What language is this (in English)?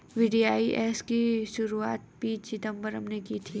Hindi